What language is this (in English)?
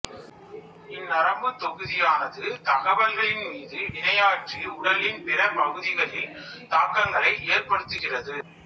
Tamil